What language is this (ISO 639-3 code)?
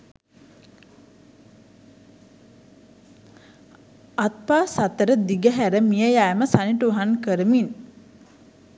sin